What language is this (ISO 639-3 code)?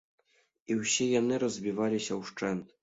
bel